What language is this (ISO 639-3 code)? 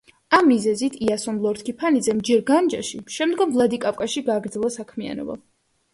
kat